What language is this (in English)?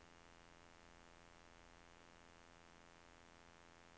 Norwegian